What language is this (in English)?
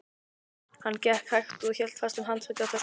Icelandic